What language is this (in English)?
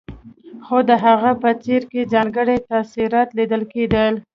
Pashto